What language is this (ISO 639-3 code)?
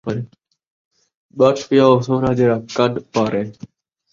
skr